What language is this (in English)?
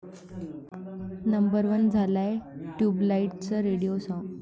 Marathi